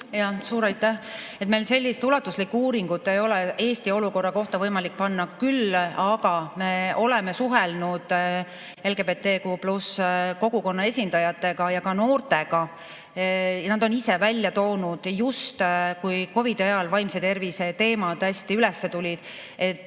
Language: Estonian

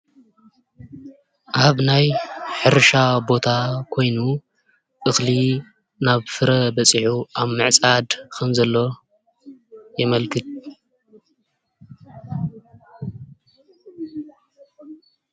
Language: Tigrinya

